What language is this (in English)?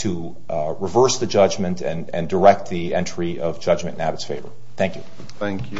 English